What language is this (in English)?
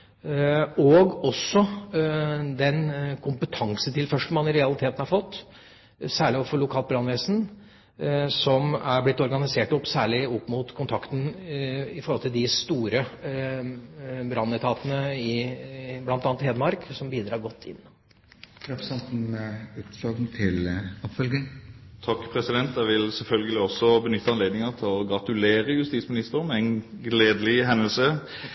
Norwegian Bokmål